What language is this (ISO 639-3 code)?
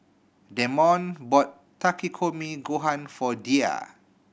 eng